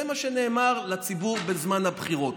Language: Hebrew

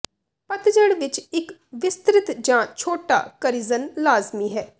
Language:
Punjabi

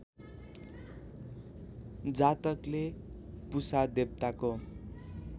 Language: Nepali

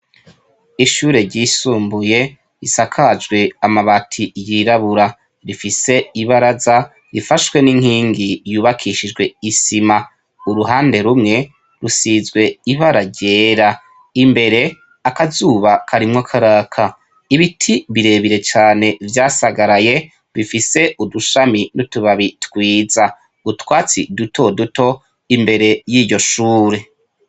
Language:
Rundi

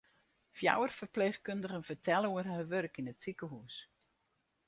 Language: Western Frisian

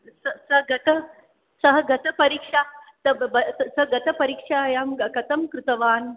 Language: Sanskrit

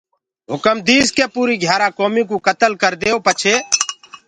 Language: Gurgula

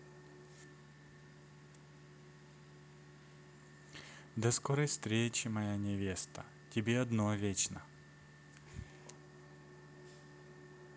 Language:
Russian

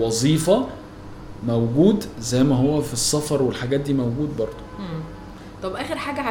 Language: Arabic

